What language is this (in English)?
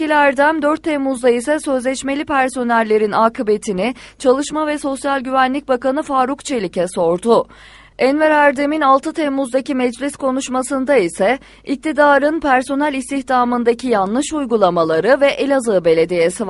Turkish